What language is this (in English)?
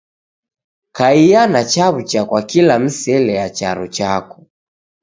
Taita